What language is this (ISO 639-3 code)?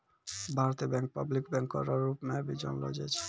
mai